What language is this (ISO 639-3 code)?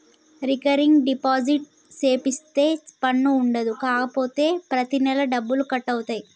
tel